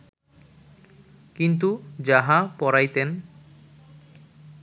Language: Bangla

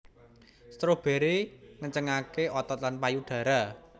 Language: Javanese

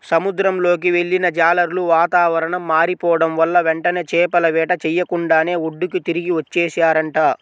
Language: Telugu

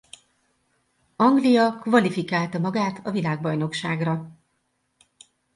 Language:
Hungarian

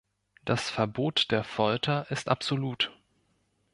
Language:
German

